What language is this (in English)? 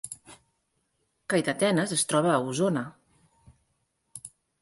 Catalan